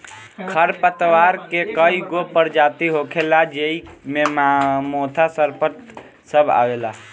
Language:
Bhojpuri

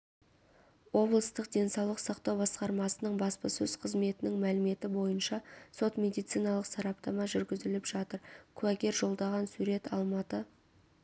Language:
Kazakh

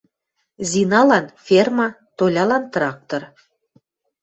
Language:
Western Mari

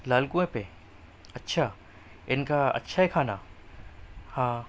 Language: Urdu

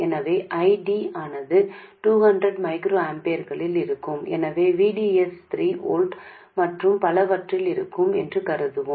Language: Tamil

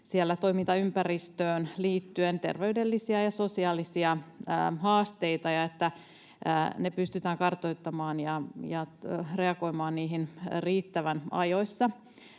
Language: Finnish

